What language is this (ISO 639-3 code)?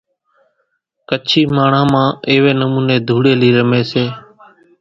gjk